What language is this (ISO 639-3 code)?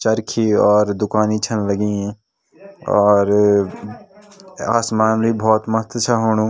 gbm